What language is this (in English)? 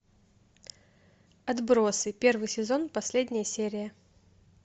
Russian